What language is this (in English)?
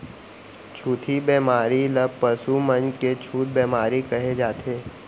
Chhattisgarhi